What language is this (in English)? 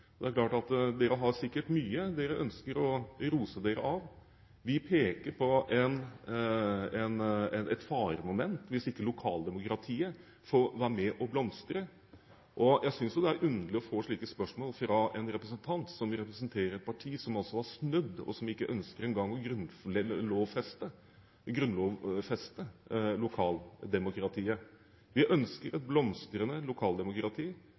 Norwegian Bokmål